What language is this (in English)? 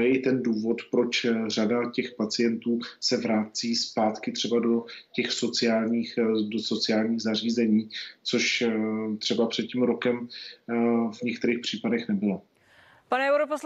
Czech